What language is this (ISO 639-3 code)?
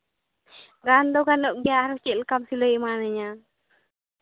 sat